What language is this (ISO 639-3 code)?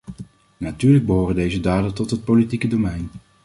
nld